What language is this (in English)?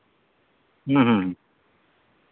Santali